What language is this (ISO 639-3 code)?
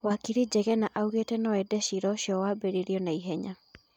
kik